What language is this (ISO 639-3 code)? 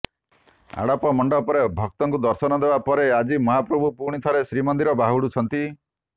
ori